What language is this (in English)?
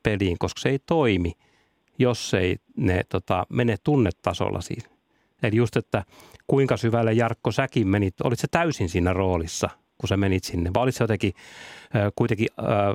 Finnish